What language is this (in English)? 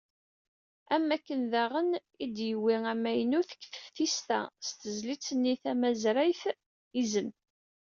Kabyle